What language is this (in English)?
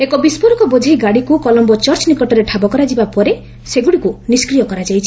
Odia